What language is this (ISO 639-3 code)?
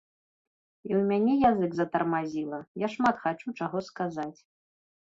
bel